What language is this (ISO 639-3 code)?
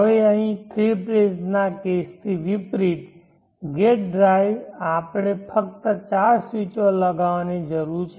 guj